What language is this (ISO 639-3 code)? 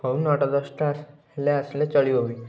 ori